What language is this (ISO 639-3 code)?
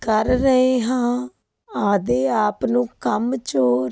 pan